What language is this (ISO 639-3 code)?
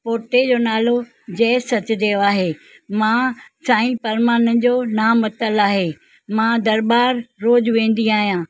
snd